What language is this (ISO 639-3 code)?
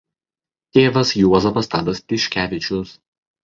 lit